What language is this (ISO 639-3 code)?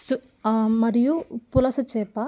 tel